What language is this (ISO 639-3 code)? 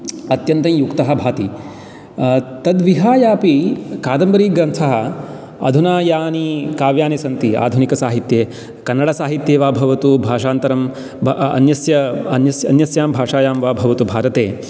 san